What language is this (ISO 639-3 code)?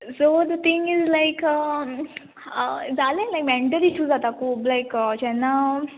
kok